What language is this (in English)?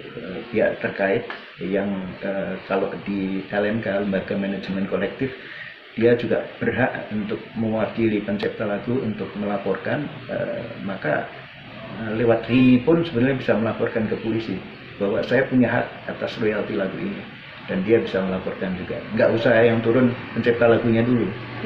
Indonesian